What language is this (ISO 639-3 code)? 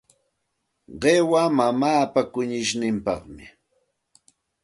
qxt